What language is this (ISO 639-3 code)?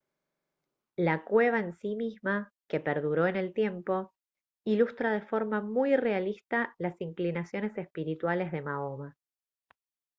spa